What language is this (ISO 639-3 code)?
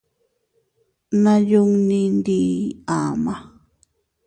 cut